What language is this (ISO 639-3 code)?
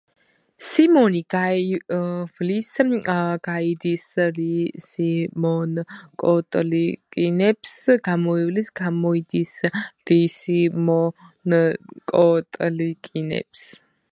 kat